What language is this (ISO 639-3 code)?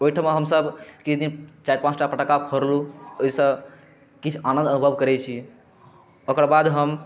mai